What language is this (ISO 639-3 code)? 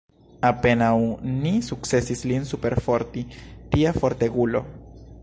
epo